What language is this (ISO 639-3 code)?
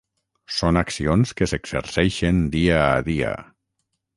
cat